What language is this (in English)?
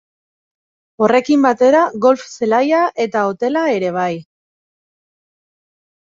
Basque